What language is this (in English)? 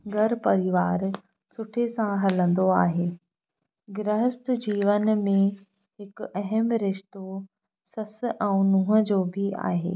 Sindhi